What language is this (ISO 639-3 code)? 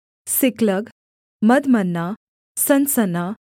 hin